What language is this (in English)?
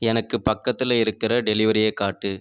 Tamil